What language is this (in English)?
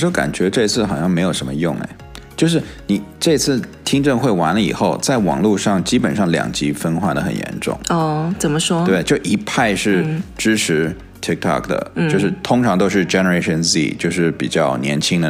Chinese